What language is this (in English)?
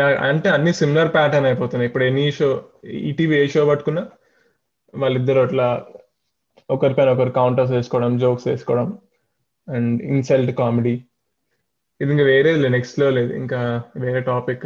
Telugu